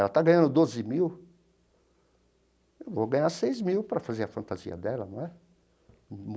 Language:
Portuguese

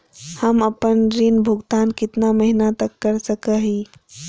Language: Magahi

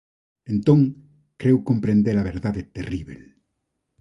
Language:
Galician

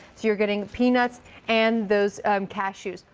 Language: English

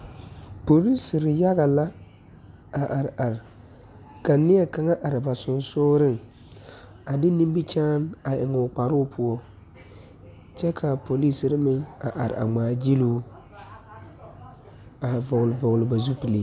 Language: Southern Dagaare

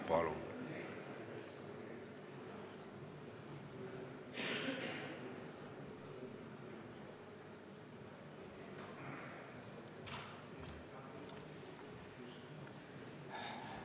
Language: Estonian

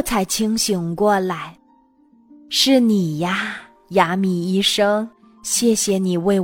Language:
Chinese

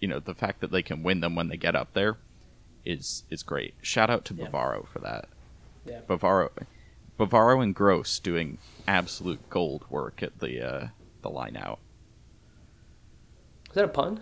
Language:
English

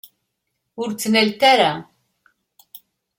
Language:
Kabyle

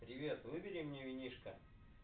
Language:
Russian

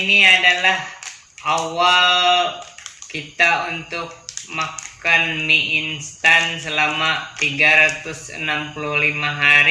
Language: Indonesian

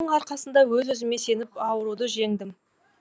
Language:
Kazakh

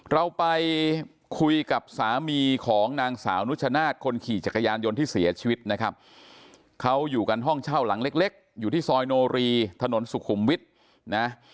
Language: Thai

